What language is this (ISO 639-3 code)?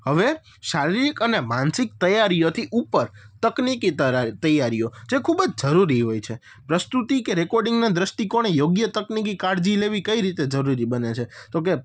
guj